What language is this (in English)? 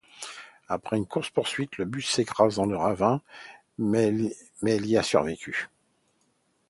French